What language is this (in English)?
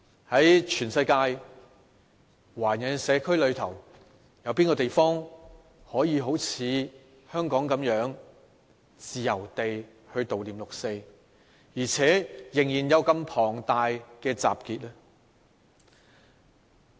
Cantonese